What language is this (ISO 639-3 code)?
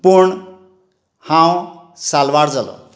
kok